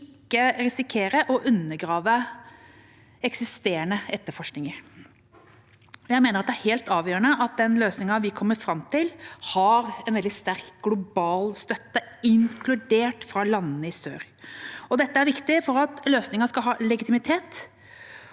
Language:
Norwegian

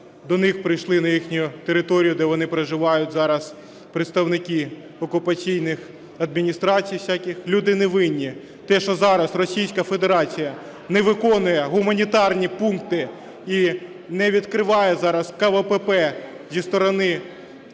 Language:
Ukrainian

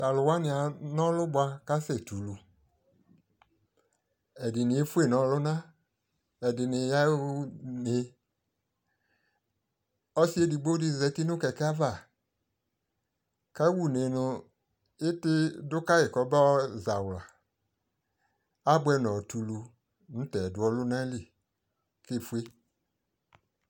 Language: Ikposo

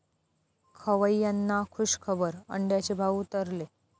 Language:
Marathi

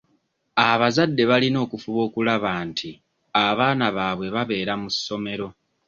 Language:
Ganda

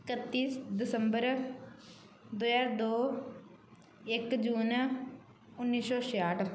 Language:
Punjabi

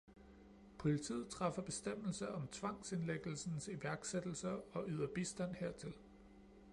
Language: Danish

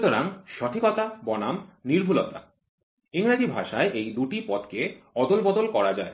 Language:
Bangla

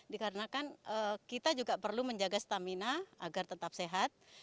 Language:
Indonesian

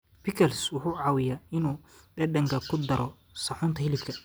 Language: Somali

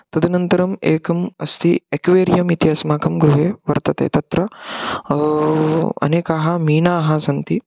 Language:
Sanskrit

